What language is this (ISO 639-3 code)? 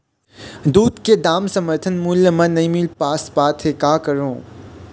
hne